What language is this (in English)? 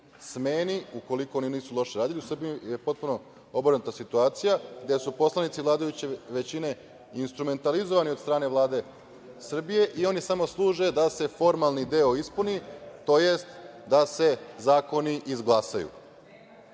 Serbian